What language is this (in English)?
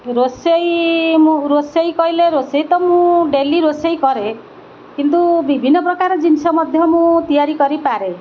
Odia